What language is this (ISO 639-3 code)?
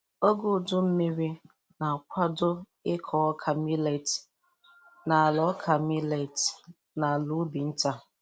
ibo